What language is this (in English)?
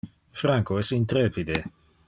Interlingua